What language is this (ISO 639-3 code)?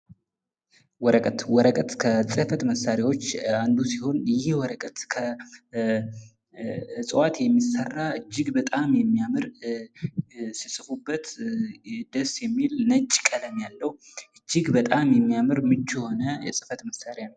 amh